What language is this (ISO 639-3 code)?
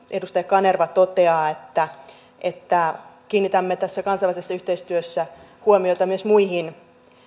fin